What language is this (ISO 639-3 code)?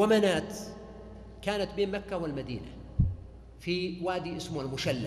ara